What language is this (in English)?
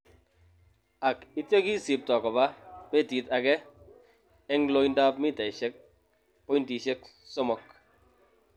Kalenjin